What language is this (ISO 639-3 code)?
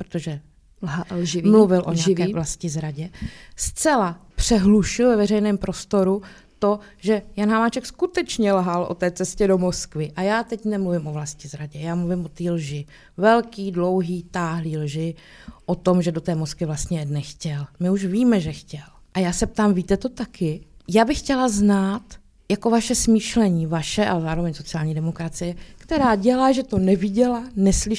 ces